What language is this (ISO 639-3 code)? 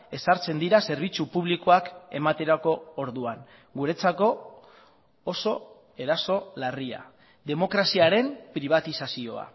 eus